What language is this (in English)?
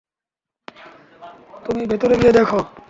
Bangla